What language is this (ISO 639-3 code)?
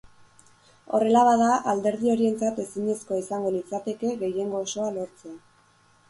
eus